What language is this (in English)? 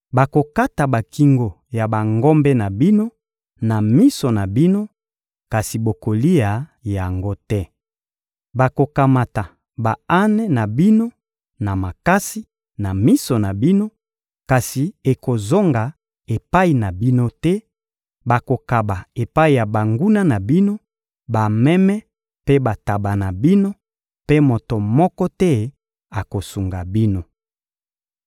Lingala